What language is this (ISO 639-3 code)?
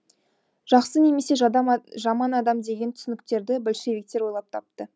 kaz